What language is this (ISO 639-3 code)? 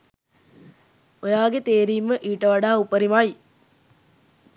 sin